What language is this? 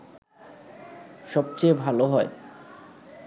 Bangla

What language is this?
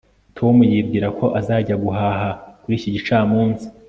Kinyarwanda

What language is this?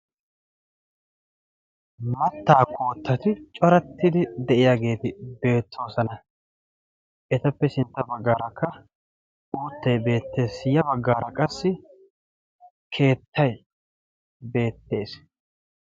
Wolaytta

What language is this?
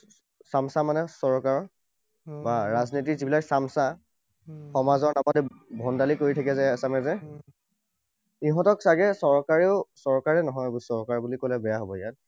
Assamese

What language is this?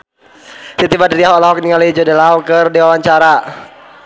Sundanese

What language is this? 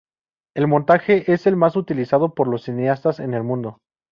Spanish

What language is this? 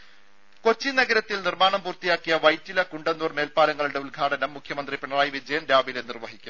Malayalam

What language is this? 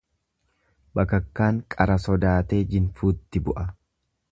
Oromo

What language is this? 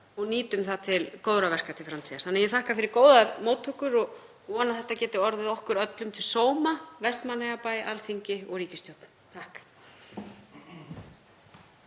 Icelandic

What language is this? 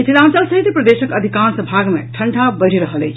Maithili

